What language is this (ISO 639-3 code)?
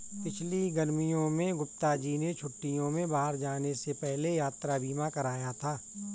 hin